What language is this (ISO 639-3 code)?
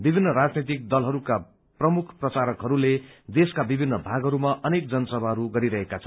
nep